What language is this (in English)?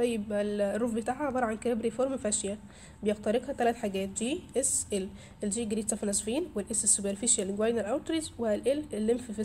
Arabic